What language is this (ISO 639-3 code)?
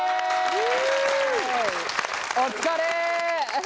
jpn